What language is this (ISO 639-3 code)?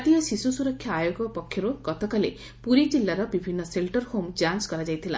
ori